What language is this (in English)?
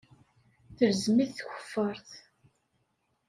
Kabyle